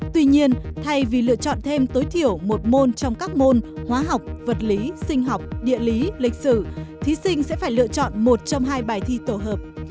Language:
Vietnamese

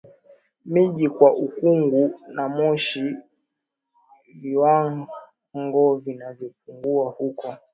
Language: Swahili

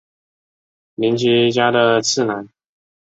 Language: Chinese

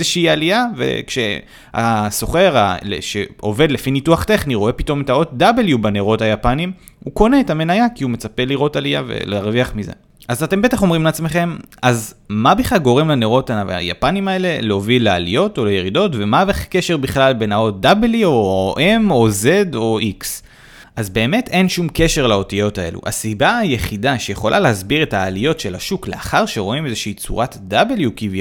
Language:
Hebrew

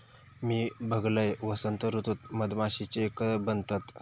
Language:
Marathi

